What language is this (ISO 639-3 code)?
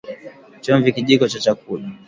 swa